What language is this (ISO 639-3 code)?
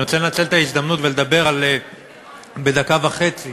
heb